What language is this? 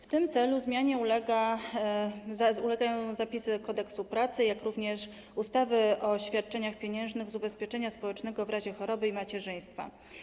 Polish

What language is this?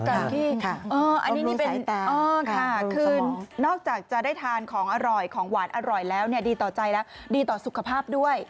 Thai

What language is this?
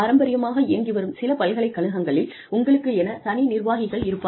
Tamil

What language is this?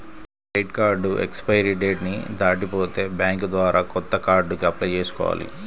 Telugu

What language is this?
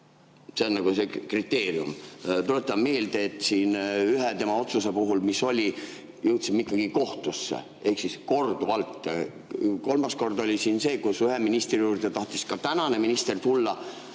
Estonian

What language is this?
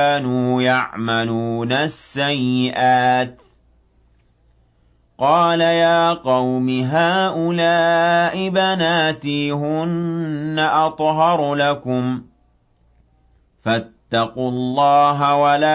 Arabic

